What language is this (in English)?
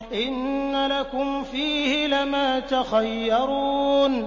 Arabic